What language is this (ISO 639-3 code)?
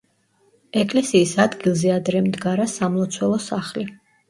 kat